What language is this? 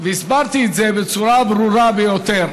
Hebrew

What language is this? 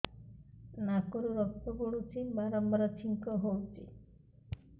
Odia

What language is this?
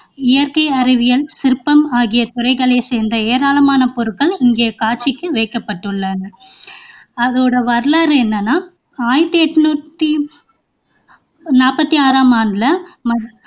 Tamil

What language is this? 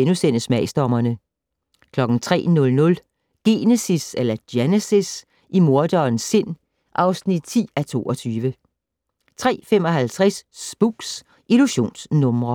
Danish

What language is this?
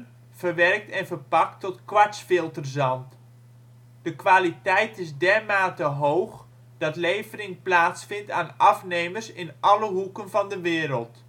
Dutch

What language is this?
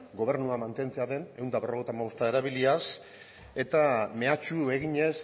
Basque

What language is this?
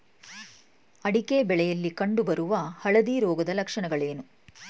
Kannada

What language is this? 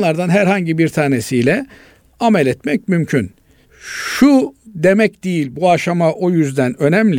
Turkish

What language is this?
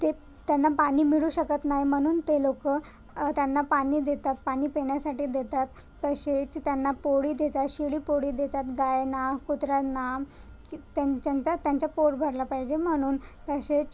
Marathi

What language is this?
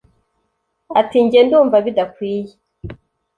Kinyarwanda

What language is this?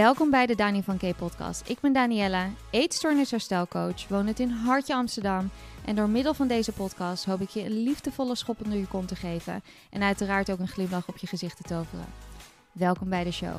Dutch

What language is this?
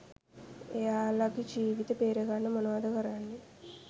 Sinhala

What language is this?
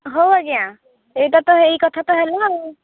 Odia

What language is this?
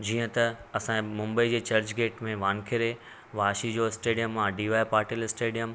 Sindhi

